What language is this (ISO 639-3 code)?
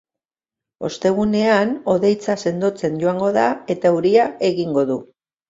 eus